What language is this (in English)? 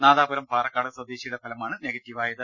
Malayalam